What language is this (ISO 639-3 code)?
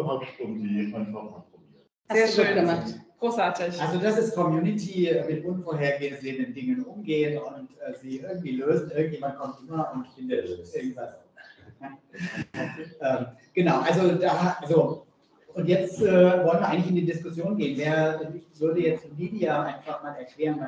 deu